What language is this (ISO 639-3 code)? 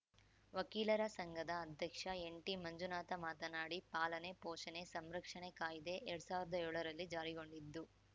kan